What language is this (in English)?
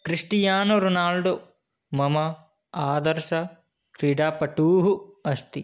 Sanskrit